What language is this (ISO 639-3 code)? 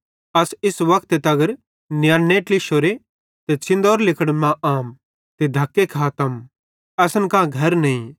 bhd